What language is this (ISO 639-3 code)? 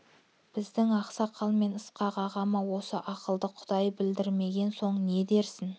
kaz